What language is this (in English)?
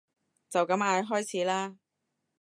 Cantonese